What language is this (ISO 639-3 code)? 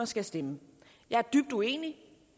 dan